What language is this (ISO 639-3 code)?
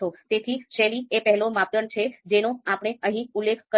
guj